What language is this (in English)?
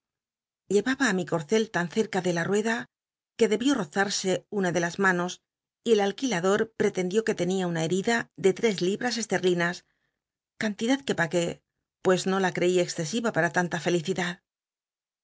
Spanish